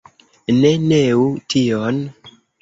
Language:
Esperanto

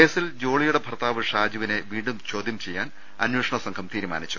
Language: Malayalam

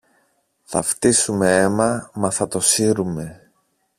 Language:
Greek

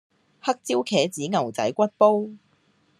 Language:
Cantonese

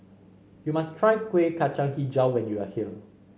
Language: English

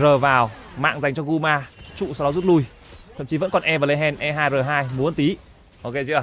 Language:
Vietnamese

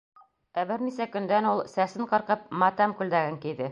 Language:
Bashkir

